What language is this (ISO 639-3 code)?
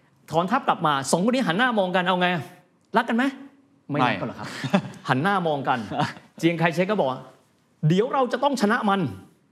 tha